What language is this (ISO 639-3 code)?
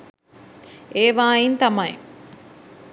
sin